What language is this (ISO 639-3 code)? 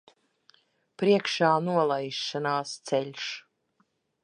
lav